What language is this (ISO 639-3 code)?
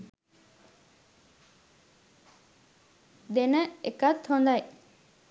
sin